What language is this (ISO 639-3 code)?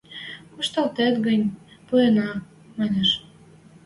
mrj